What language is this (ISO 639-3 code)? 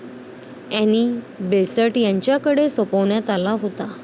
mar